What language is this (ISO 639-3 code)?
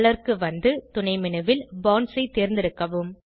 tam